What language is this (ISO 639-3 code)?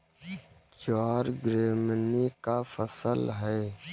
hin